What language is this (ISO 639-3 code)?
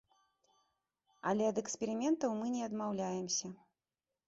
bel